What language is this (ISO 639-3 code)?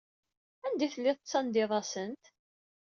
kab